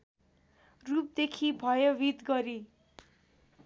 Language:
Nepali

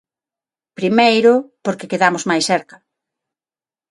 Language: Galician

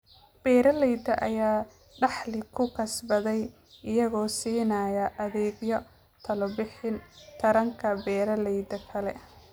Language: Somali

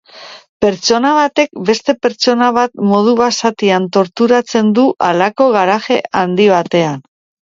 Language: Basque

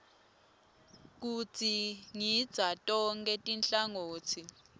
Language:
Swati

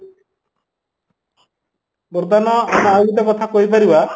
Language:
Odia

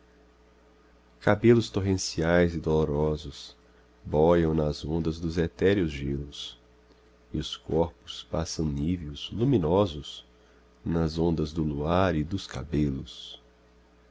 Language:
Portuguese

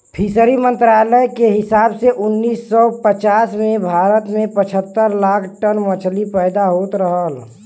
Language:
Bhojpuri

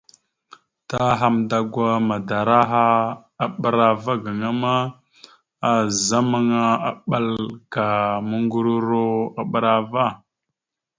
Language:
Mada (Cameroon)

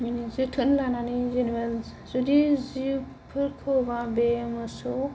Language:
Bodo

